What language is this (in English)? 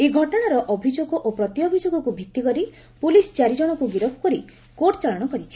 Odia